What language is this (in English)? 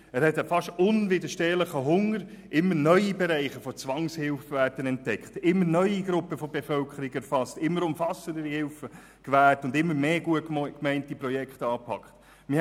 Swiss German